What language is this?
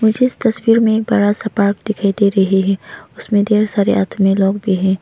Hindi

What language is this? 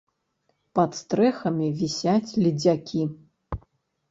Belarusian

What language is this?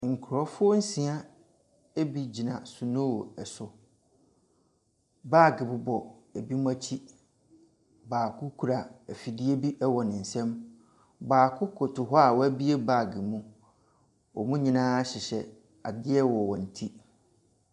Akan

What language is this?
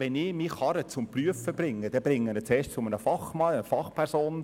Swiss German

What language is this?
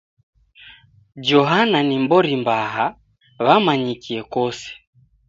Taita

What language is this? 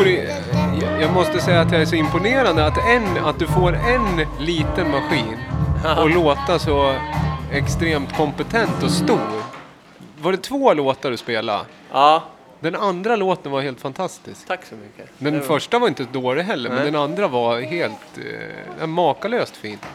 Swedish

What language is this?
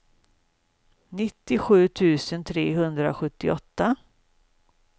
Swedish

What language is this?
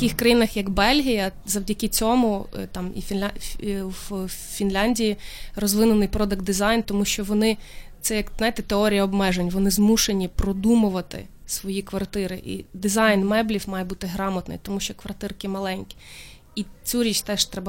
Ukrainian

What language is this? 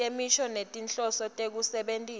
Swati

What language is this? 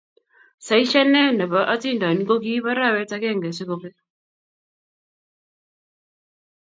Kalenjin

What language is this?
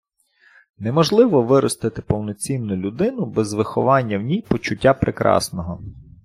Ukrainian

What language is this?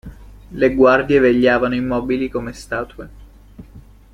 Italian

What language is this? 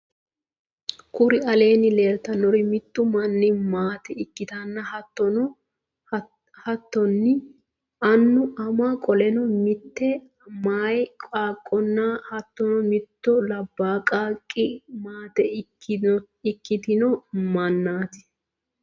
Sidamo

